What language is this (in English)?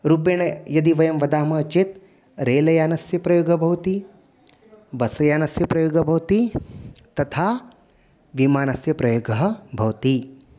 Sanskrit